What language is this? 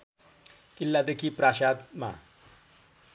Nepali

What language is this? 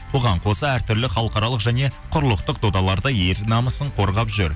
Kazakh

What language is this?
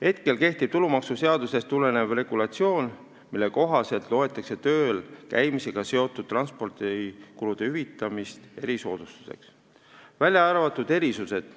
Estonian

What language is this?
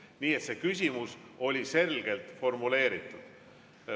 Estonian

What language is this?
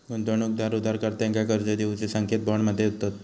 Marathi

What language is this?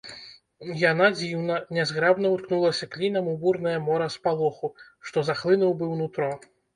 Belarusian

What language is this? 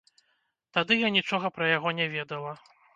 Belarusian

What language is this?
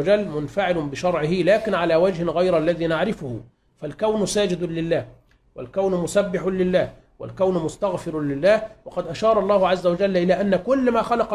Arabic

